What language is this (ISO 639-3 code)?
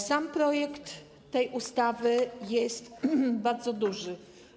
pol